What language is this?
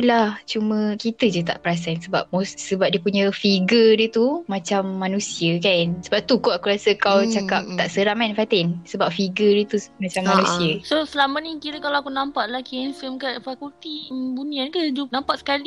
Malay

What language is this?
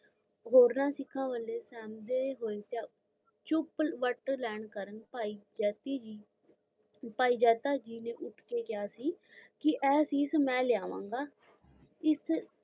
Punjabi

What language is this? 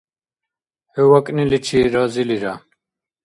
Dargwa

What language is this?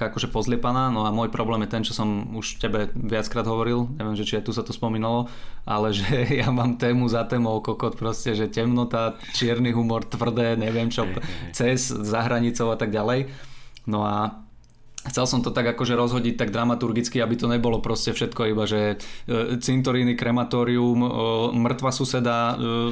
Slovak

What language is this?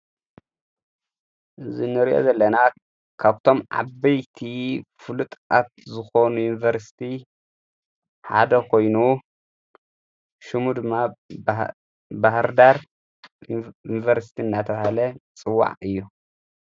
Tigrinya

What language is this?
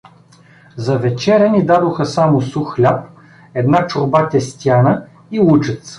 Bulgarian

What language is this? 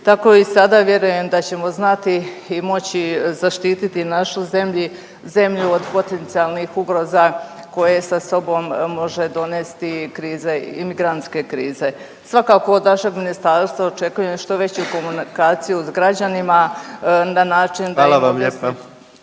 Croatian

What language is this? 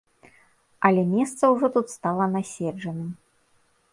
Belarusian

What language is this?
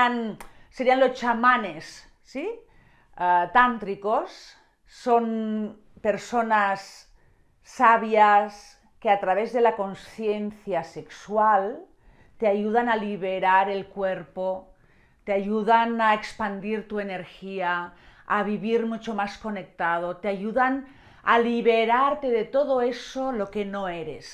Spanish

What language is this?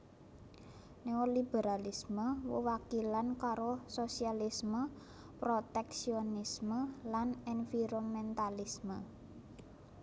Javanese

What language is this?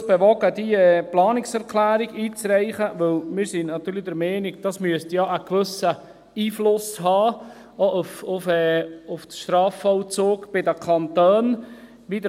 Swiss German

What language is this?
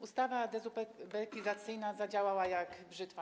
Polish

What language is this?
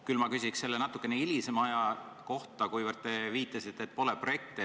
Estonian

